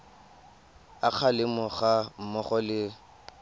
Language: Tswana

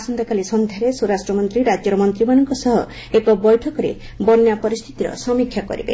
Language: Odia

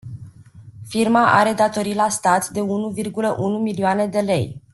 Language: Romanian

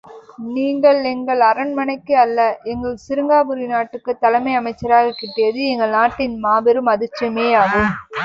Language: Tamil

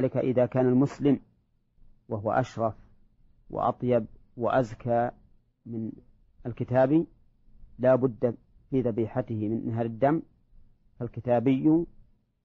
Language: Arabic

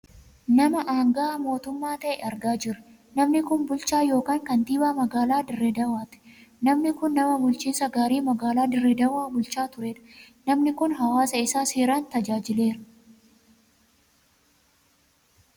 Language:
Oromo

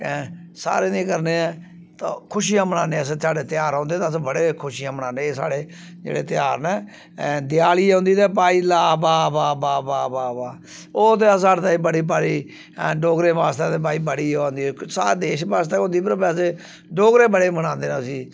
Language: Dogri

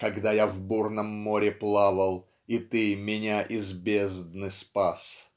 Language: Russian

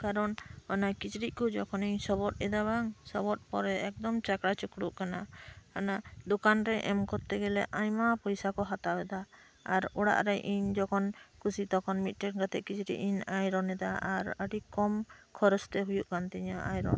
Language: Santali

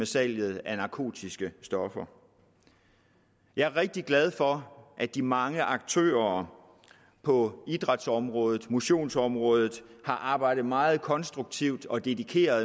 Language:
Danish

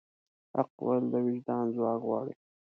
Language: Pashto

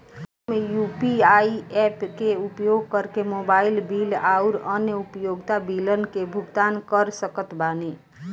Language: Bhojpuri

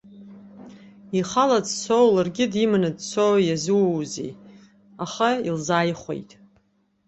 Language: Abkhazian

